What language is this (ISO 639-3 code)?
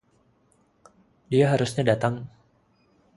ind